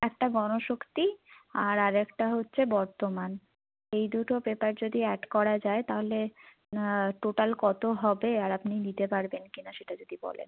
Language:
Bangla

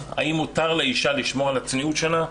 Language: Hebrew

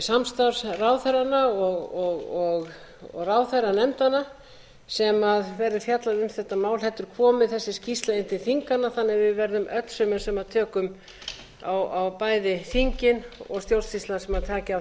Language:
Icelandic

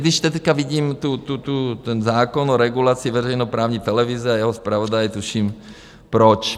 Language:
Czech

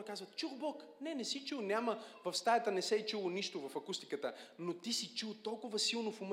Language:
Bulgarian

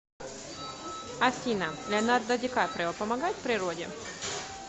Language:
Russian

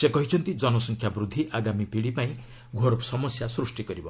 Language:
Odia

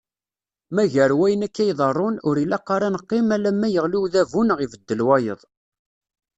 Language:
Kabyle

